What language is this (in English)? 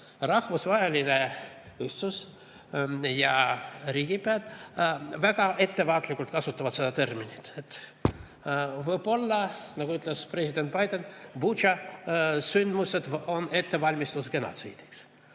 Estonian